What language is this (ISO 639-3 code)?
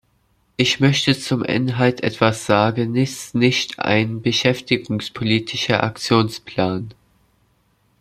deu